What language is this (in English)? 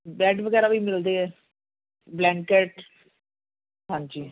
Punjabi